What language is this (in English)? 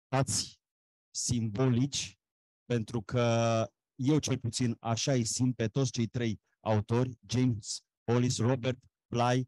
Romanian